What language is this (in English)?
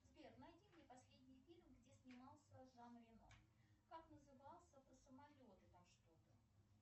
Russian